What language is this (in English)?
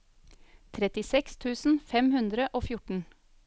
Norwegian